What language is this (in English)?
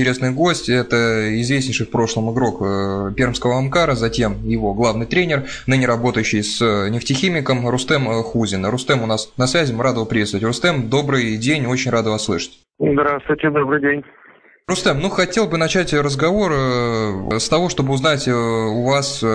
Russian